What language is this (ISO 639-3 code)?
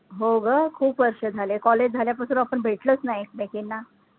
mar